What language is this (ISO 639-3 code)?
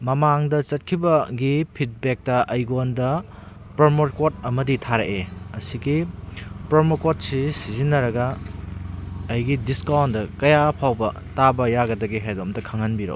mni